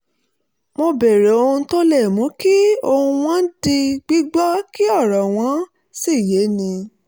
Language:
Yoruba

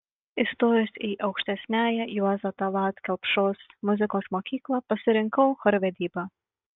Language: Lithuanian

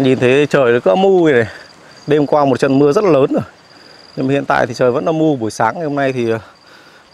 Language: Vietnamese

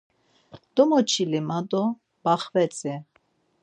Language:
Laz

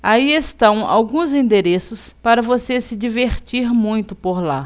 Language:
Portuguese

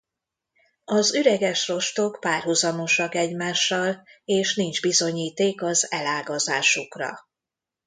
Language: Hungarian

